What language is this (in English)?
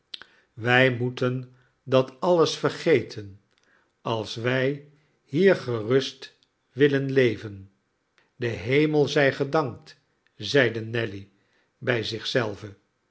Dutch